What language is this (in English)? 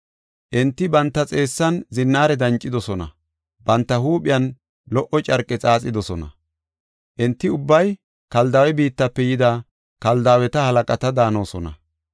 Gofa